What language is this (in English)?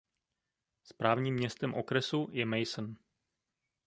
Czech